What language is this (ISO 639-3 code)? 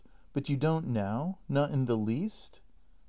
eng